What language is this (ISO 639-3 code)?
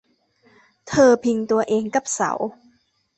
tha